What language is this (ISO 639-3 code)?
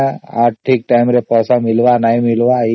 ori